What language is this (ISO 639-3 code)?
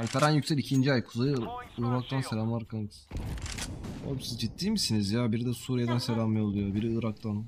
tur